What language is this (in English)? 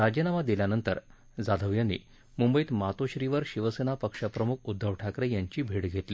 Marathi